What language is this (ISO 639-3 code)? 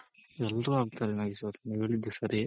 kan